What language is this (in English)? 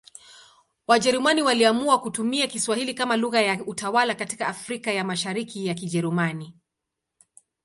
Swahili